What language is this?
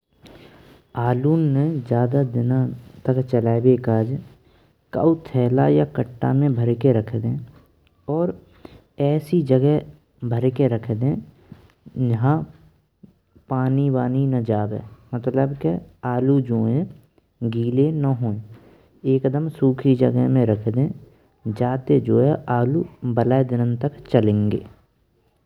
Braj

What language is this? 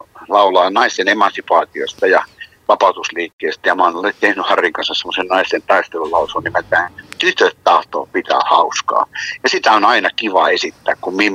Finnish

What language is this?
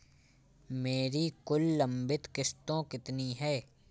Hindi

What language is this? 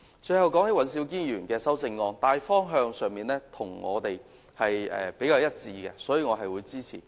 Cantonese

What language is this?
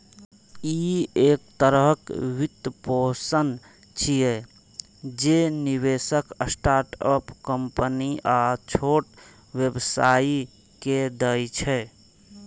Maithili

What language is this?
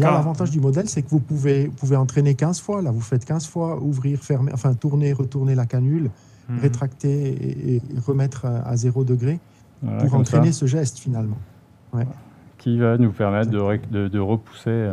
French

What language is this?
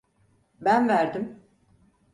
Turkish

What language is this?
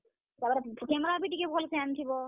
Odia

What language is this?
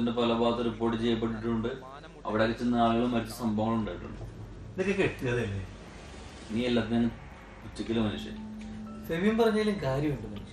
Malayalam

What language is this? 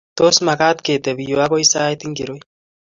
Kalenjin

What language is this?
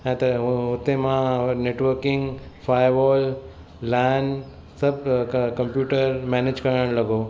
Sindhi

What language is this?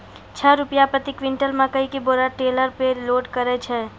Maithili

